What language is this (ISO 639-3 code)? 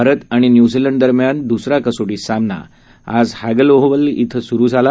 mar